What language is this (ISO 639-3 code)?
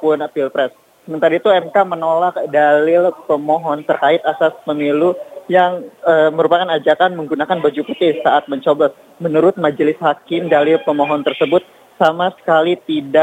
ind